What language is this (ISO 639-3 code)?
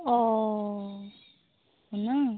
sat